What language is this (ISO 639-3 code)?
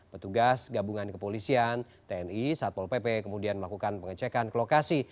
ind